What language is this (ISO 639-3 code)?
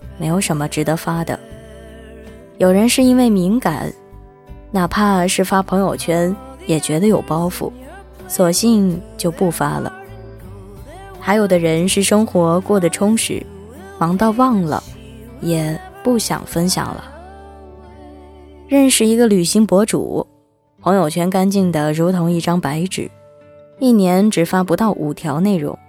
zho